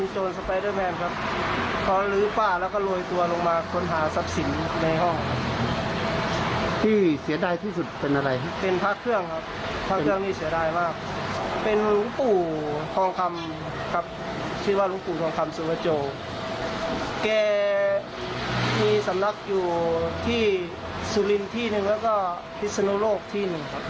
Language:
Thai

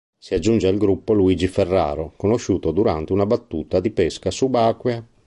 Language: Italian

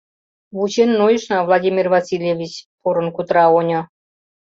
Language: Mari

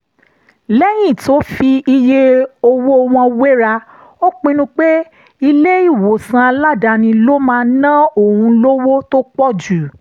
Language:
Yoruba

